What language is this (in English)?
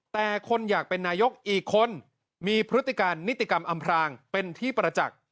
Thai